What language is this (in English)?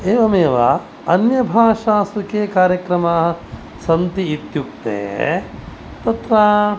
Sanskrit